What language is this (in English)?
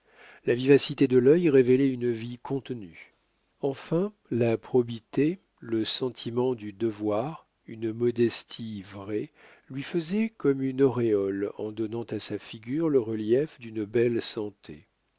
French